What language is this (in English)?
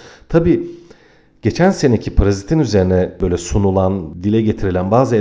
Turkish